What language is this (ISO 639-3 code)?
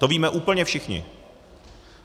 ces